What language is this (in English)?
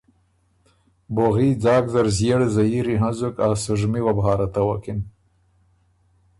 Ormuri